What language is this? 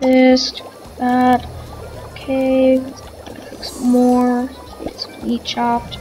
English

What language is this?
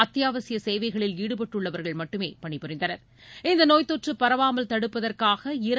Tamil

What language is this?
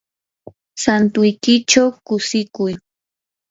Yanahuanca Pasco Quechua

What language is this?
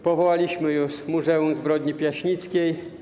Polish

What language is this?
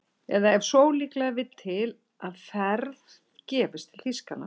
Icelandic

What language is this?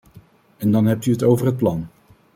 Dutch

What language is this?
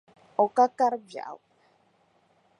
Dagbani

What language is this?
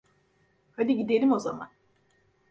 Turkish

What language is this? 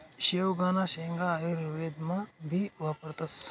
Marathi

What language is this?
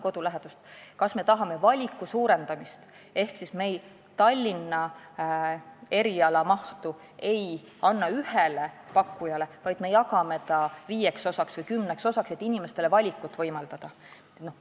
Estonian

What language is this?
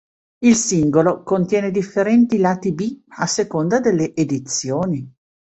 Italian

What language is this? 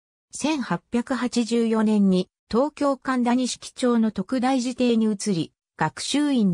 Japanese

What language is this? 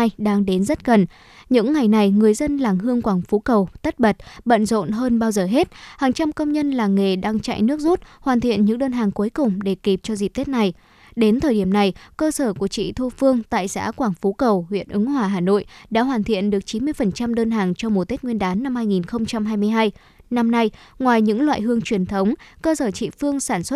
Vietnamese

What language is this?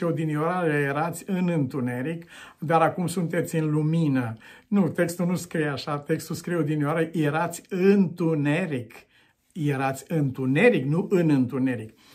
Romanian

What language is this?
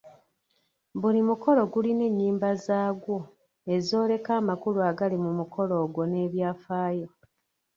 Ganda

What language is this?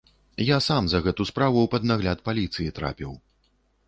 Belarusian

